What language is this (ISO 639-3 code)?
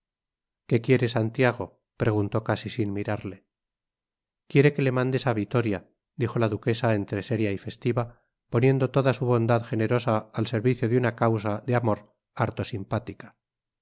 spa